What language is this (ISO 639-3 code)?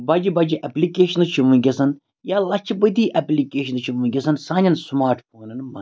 kas